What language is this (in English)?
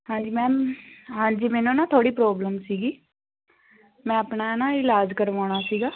Punjabi